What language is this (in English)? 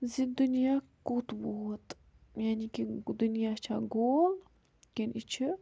Kashmiri